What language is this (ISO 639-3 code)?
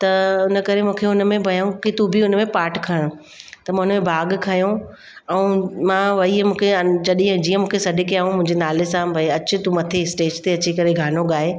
snd